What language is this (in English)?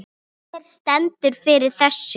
Icelandic